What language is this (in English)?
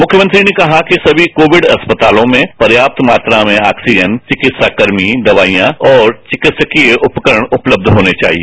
Hindi